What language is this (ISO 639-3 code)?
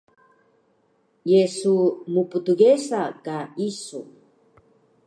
trv